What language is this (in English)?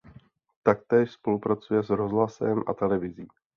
Czech